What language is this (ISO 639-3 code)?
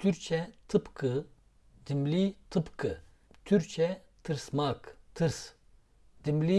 tur